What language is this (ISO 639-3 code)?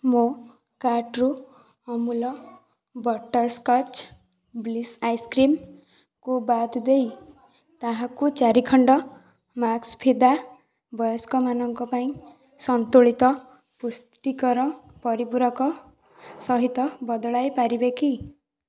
ori